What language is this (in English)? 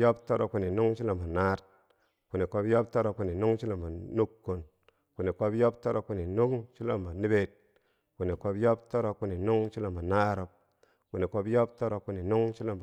Bangwinji